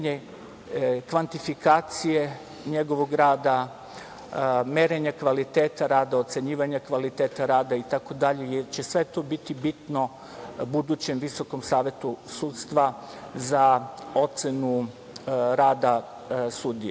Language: Serbian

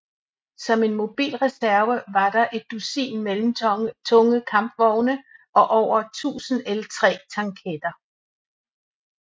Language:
Danish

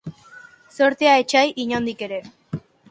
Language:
Basque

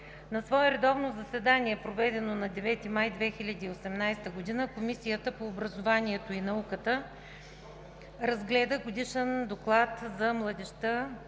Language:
Bulgarian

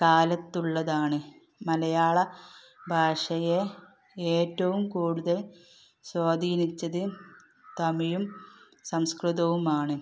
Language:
Malayalam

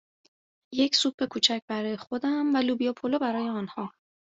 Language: Persian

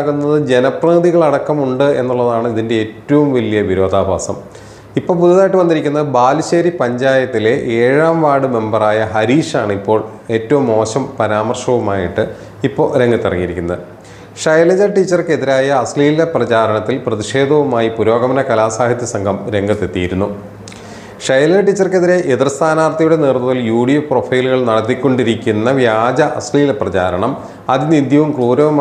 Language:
Malayalam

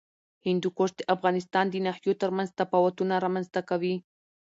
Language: Pashto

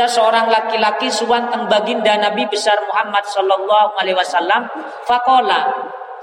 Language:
Indonesian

